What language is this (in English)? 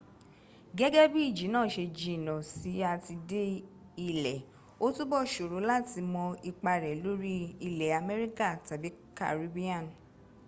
Yoruba